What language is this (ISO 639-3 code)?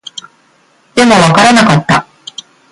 jpn